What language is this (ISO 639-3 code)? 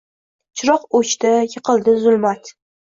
uzb